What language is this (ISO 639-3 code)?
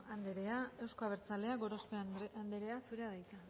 eus